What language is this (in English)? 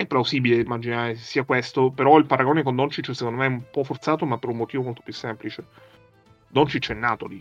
Italian